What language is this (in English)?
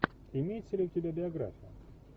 Russian